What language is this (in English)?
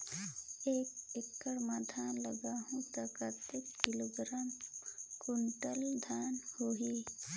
Chhattisgarhi